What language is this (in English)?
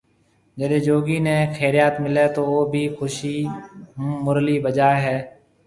Marwari (Pakistan)